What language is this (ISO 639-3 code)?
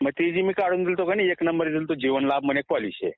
mar